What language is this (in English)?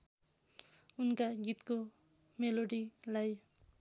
Nepali